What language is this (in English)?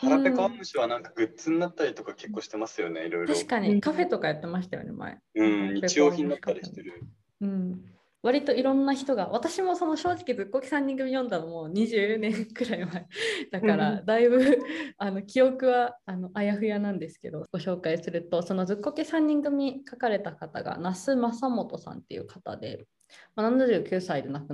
Japanese